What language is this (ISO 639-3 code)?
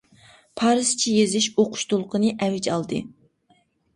uig